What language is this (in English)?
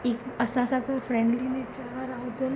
Sindhi